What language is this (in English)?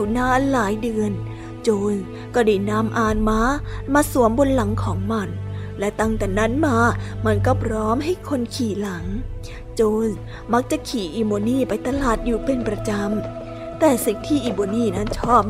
Thai